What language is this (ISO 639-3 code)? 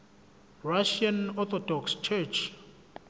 zul